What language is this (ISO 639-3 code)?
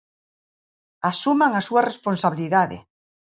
glg